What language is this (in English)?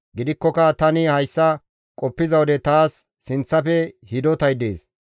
Gamo